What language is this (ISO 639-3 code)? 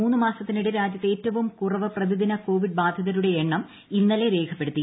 mal